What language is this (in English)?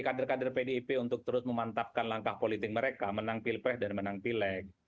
Indonesian